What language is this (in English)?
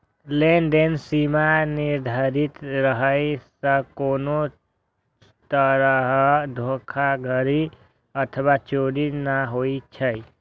Maithili